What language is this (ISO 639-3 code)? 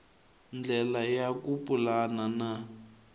tso